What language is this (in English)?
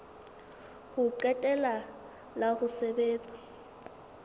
Southern Sotho